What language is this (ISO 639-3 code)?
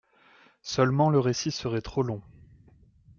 fra